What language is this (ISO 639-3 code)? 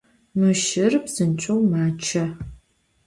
ady